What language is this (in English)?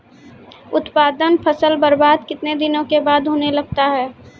Maithili